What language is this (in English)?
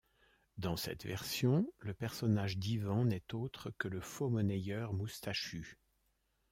French